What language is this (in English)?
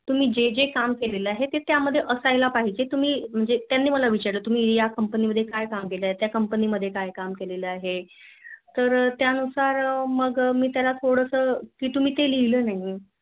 Marathi